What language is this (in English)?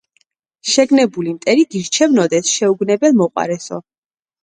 Georgian